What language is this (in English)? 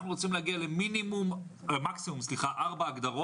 Hebrew